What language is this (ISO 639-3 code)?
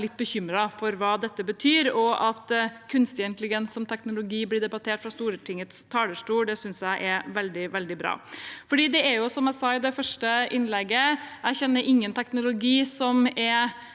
nor